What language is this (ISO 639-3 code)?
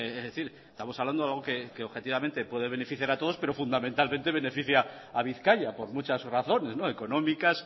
spa